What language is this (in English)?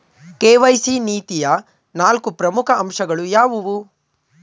Kannada